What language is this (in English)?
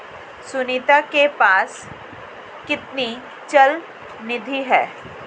Hindi